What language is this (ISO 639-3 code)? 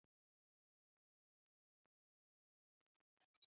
luo